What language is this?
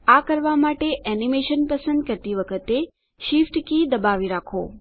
Gujarati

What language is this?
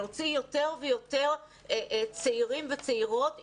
Hebrew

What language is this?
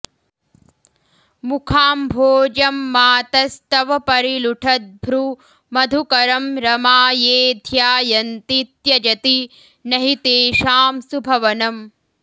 Sanskrit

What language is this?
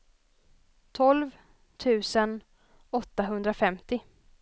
Swedish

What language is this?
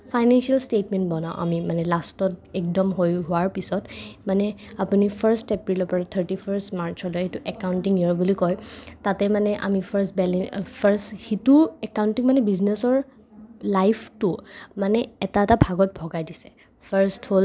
Assamese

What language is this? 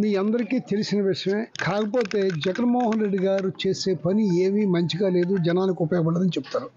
Telugu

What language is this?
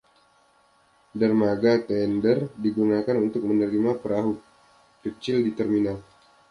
Indonesian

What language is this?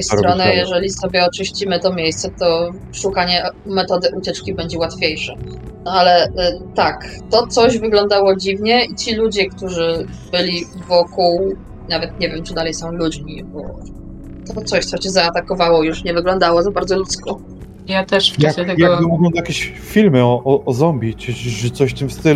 Polish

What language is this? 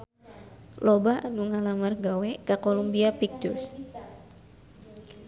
Sundanese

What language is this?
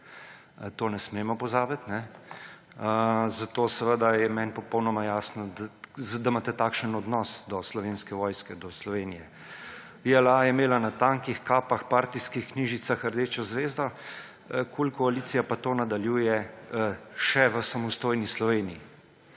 Slovenian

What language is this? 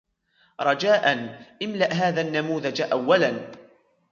Arabic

